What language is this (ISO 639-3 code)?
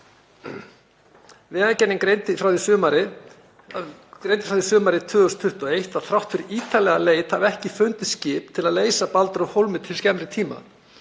isl